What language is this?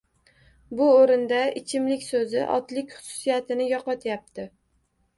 Uzbek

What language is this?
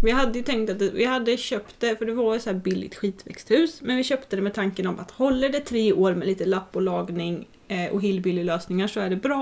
Swedish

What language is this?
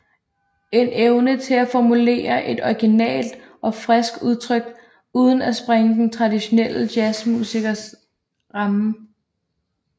Danish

